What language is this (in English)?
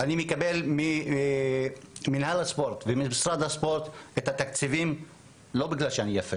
Hebrew